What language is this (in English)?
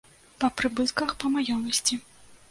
Belarusian